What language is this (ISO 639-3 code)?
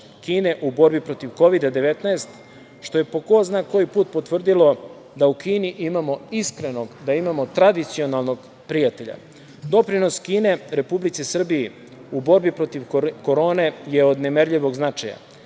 srp